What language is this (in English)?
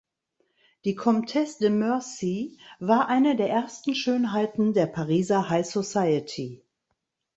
German